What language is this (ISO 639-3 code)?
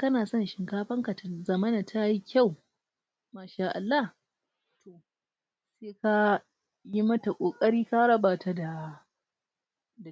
hau